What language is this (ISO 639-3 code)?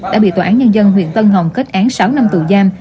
vie